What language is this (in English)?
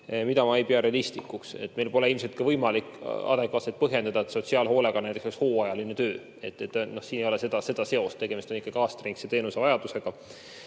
Estonian